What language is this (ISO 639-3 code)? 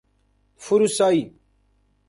fas